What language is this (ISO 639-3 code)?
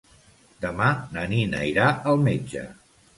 cat